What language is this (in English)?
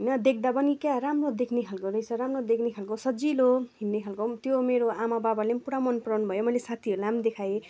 Nepali